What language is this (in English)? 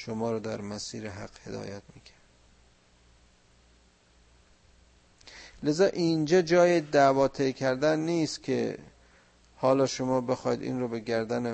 Persian